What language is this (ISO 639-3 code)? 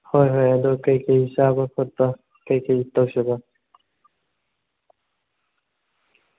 mni